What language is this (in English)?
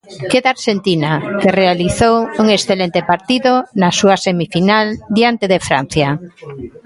Galician